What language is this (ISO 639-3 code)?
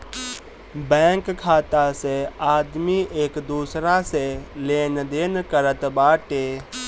bho